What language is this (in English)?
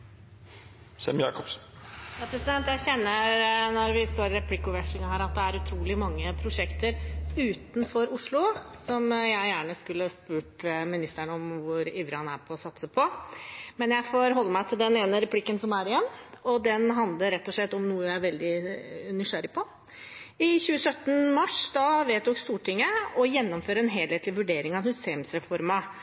Norwegian Bokmål